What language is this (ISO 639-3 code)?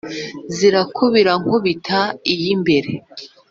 kin